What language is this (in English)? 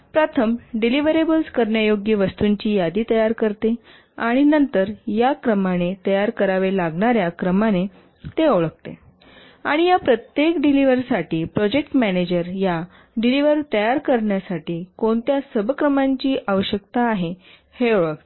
Marathi